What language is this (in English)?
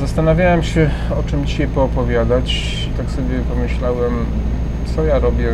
Polish